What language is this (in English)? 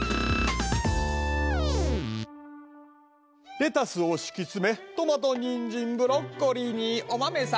Japanese